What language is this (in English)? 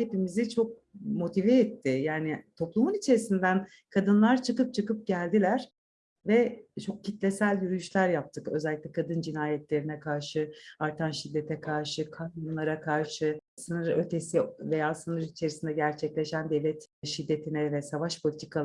Turkish